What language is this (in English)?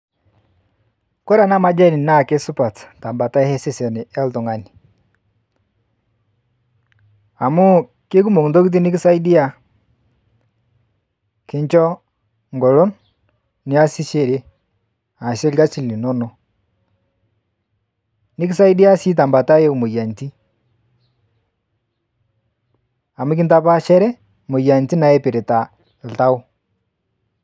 Masai